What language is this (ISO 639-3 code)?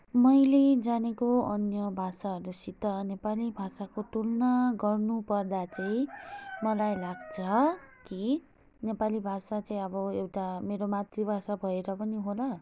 nep